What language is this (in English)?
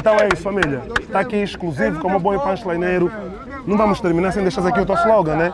Portuguese